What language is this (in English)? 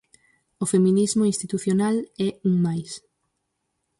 Galician